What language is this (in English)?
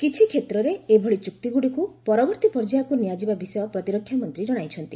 Odia